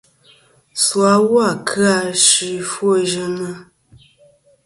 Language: Kom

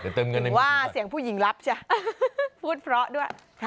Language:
Thai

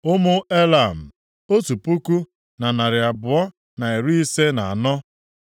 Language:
Igbo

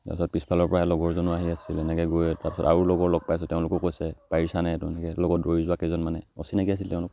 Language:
Assamese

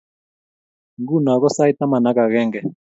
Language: Kalenjin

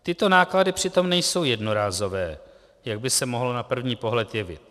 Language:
Czech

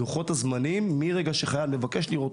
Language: Hebrew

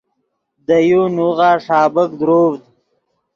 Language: Yidgha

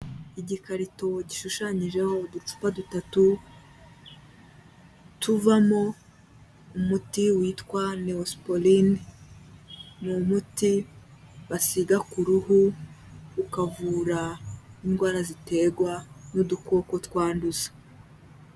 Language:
Kinyarwanda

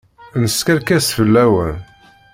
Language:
Kabyle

